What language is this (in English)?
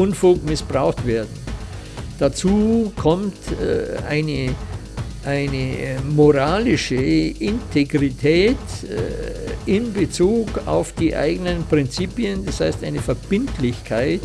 German